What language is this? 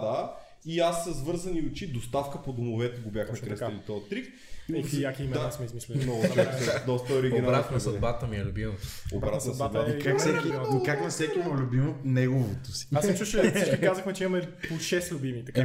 Bulgarian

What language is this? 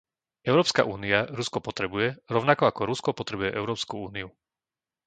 Slovak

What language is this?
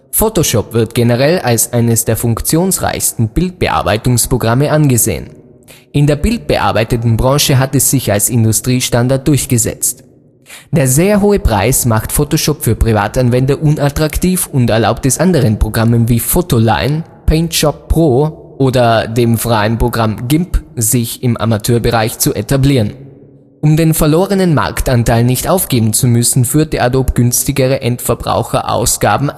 German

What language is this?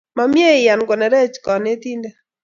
Kalenjin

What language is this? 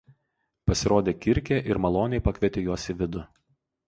Lithuanian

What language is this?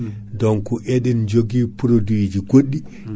Fula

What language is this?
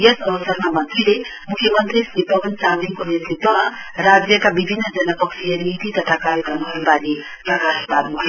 Nepali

